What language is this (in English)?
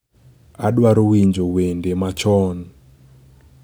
Luo (Kenya and Tanzania)